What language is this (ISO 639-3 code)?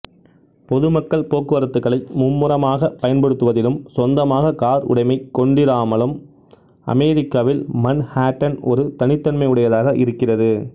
tam